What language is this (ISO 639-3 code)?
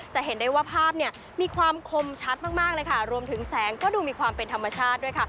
tha